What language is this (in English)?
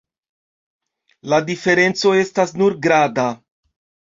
Esperanto